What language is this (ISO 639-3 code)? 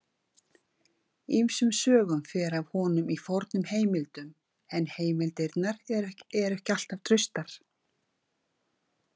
isl